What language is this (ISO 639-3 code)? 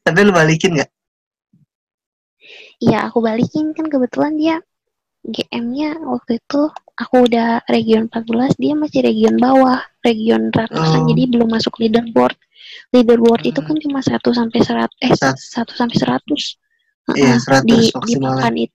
ind